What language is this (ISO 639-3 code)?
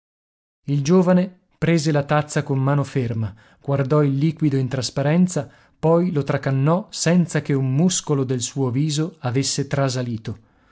ita